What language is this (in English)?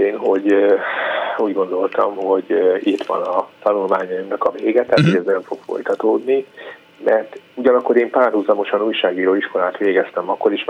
Hungarian